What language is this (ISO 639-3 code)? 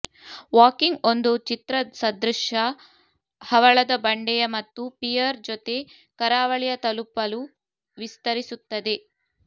kan